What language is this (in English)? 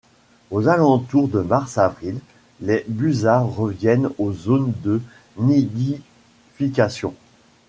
French